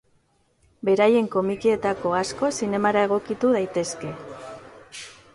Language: Basque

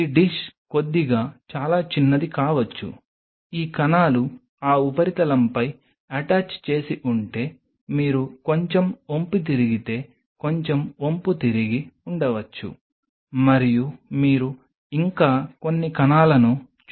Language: Telugu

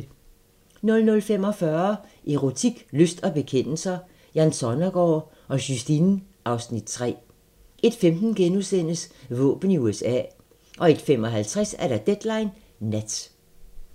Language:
Danish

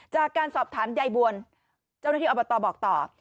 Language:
Thai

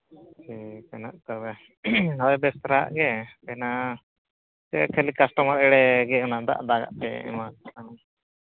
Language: Santali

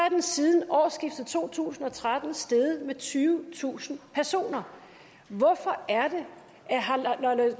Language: Danish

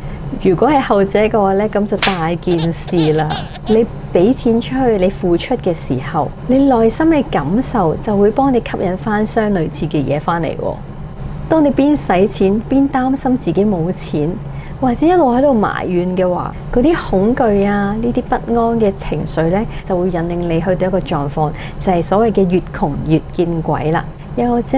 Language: Chinese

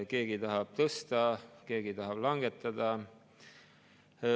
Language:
Estonian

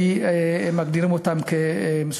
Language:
Hebrew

